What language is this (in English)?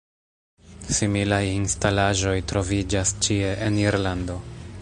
Esperanto